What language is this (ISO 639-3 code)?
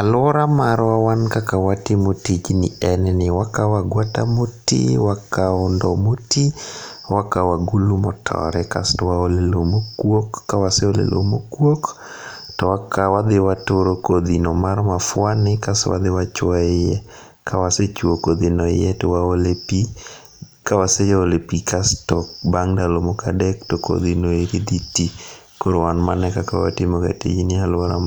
luo